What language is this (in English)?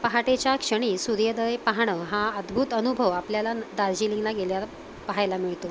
Marathi